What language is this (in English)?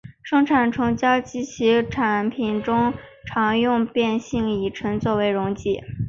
Chinese